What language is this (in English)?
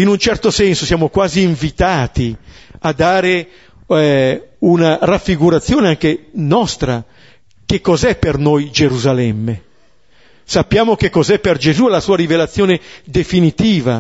Italian